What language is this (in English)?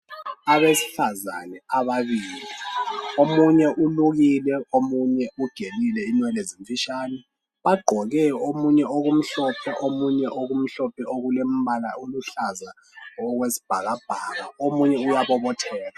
North Ndebele